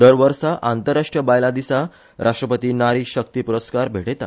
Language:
Konkani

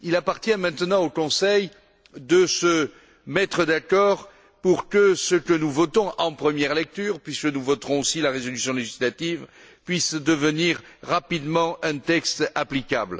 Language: French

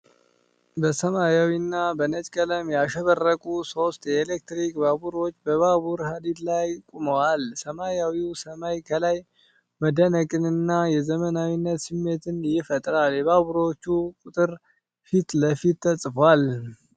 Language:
Amharic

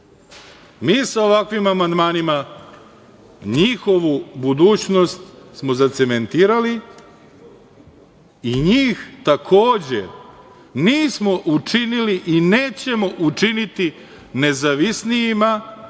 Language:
Serbian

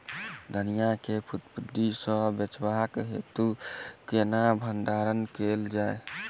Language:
Maithili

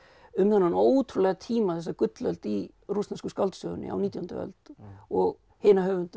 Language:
Icelandic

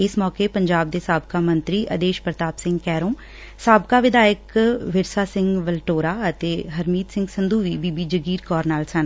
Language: Punjabi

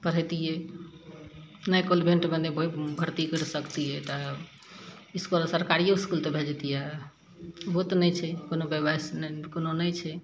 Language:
Maithili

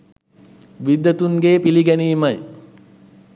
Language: Sinhala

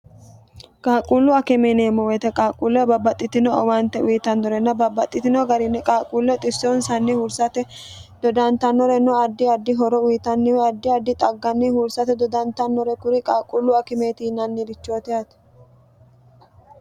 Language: Sidamo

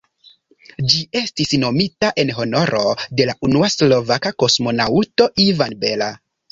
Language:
Esperanto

